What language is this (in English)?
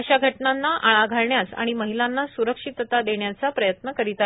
Marathi